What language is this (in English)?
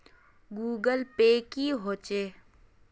Magahi